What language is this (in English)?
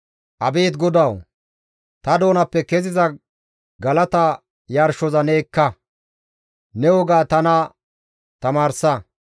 Gamo